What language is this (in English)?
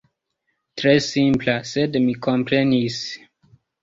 Esperanto